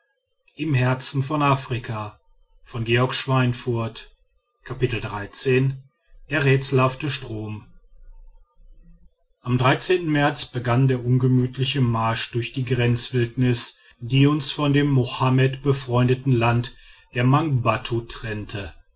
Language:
German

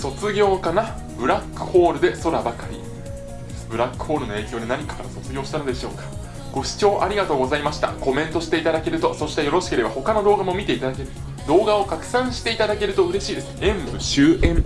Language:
Japanese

